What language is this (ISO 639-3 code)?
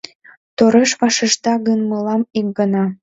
chm